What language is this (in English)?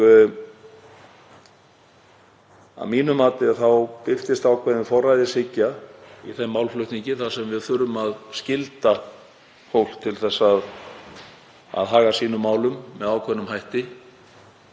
Icelandic